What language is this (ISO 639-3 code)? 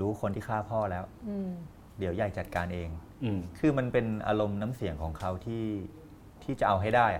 tha